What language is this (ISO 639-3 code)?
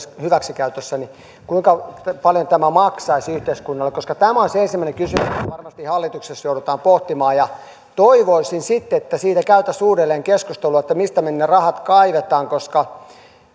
fin